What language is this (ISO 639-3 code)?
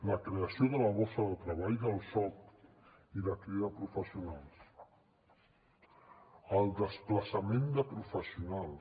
cat